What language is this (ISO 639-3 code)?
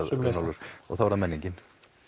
isl